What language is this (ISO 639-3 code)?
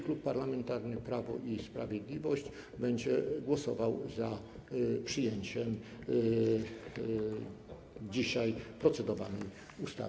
pol